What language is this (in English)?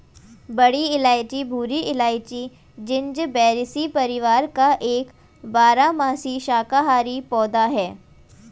Hindi